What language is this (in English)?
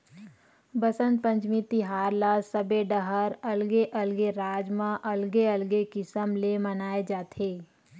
Chhattisgarhi